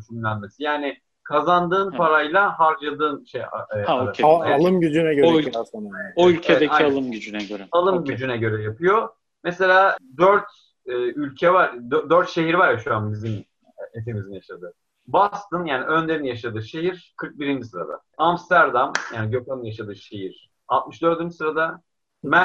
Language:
Turkish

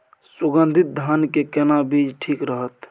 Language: Maithili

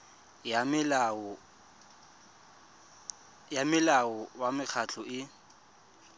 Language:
Tswana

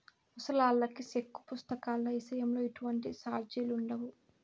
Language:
Telugu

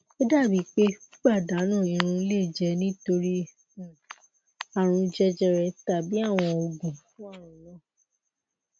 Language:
Yoruba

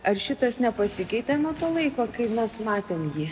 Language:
Lithuanian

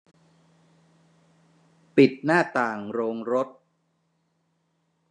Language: Thai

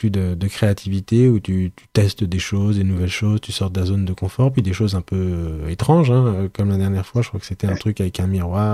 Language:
French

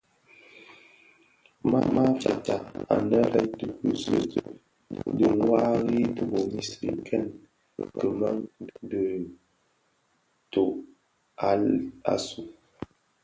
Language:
Bafia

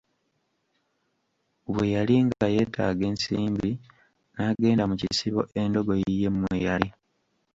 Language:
Ganda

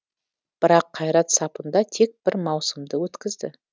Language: Kazakh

